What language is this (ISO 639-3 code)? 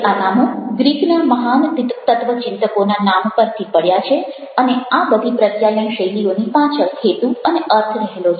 guj